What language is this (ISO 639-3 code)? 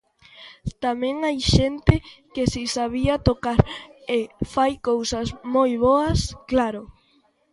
glg